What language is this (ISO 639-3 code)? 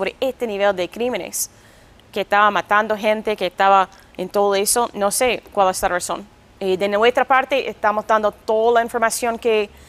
spa